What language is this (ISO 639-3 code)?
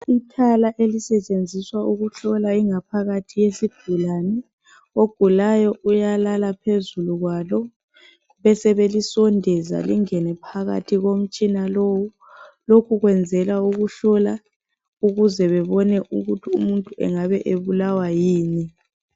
nde